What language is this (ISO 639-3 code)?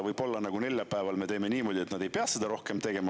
est